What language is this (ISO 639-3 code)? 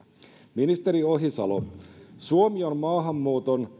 fin